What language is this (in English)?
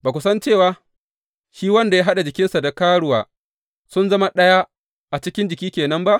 Hausa